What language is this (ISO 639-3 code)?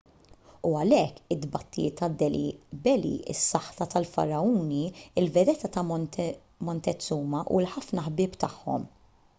mlt